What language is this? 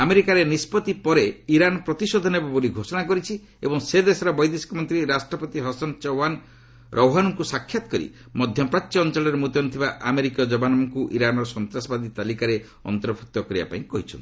Odia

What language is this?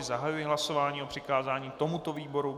Czech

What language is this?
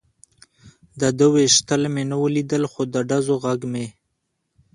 Pashto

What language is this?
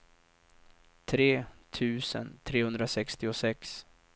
Swedish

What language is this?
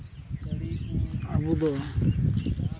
Santali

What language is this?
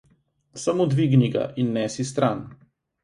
Slovenian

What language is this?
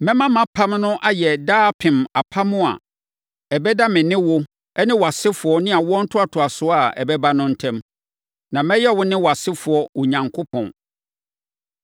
Akan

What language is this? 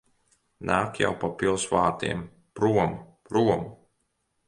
Latvian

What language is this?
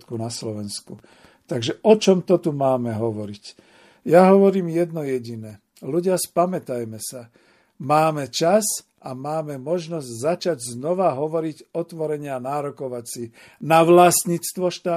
Slovak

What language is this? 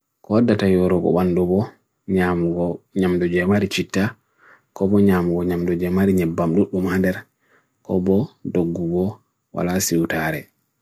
Bagirmi Fulfulde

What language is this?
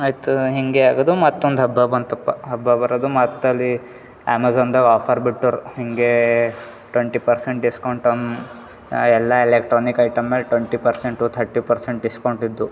Kannada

